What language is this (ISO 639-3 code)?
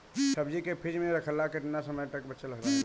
bho